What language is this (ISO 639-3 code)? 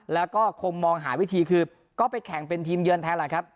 tha